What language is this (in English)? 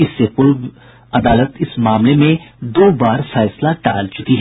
Hindi